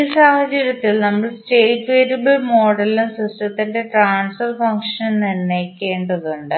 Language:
Malayalam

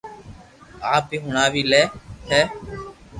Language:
Loarki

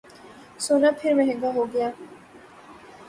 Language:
Urdu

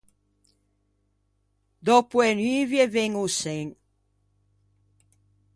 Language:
Ligurian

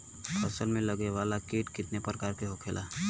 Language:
Bhojpuri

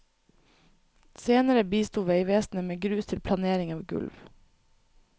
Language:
Norwegian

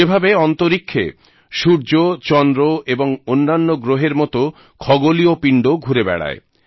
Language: Bangla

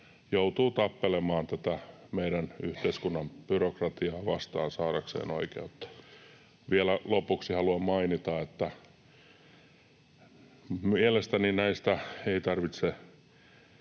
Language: Finnish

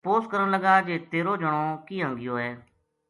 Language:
Gujari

